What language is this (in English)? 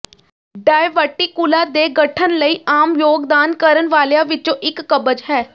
Punjabi